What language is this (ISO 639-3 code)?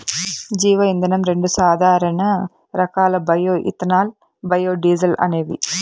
tel